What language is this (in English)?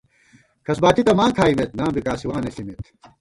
Gawar-Bati